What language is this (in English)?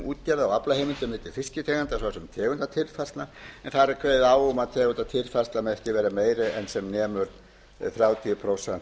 Icelandic